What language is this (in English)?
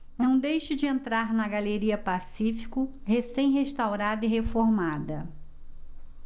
Portuguese